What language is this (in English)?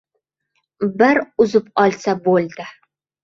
Uzbek